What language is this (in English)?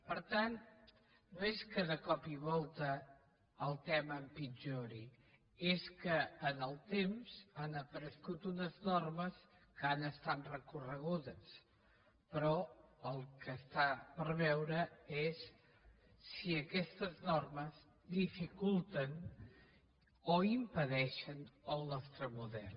Catalan